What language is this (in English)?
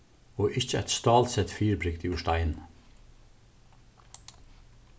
Faroese